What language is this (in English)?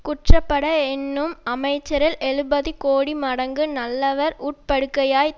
Tamil